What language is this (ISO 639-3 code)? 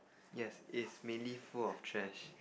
eng